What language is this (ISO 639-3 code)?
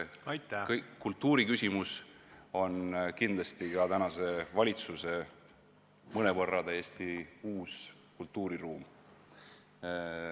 est